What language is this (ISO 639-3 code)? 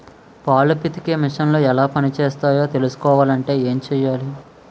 tel